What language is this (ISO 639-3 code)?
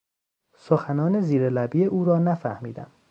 fas